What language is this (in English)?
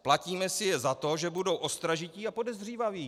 Czech